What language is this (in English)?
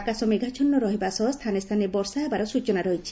Odia